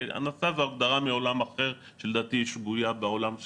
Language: Hebrew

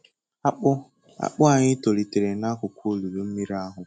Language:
Igbo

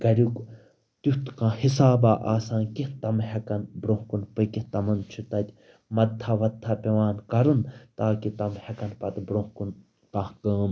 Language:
Kashmiri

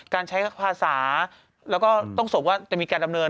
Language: Thai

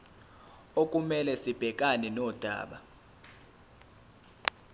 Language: Zulu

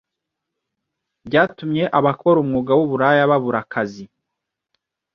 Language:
Kinyarwanda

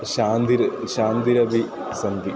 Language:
Sanskrit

